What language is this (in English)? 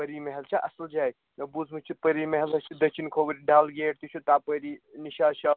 Kashmiri